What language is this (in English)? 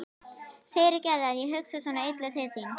Icelandic